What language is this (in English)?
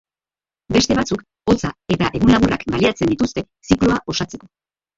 Basque